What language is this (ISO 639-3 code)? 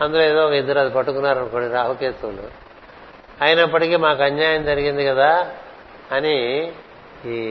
tel